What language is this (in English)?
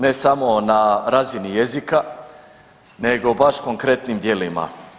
Croatian